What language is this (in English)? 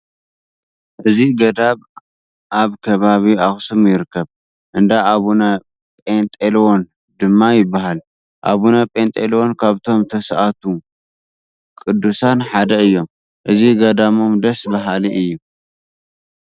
Tigrinya